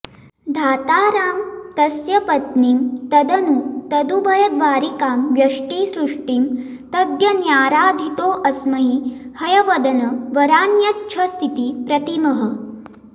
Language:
Sanskrit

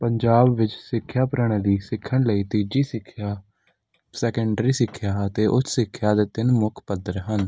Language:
Punjabi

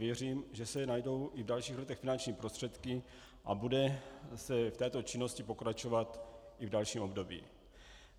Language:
Czech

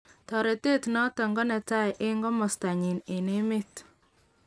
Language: Kalenjin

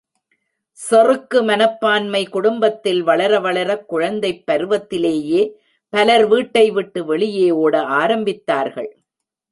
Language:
Tamil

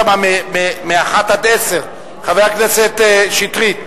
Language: Hebrew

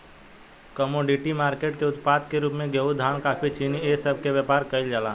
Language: Bhojpuri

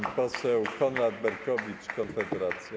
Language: Polish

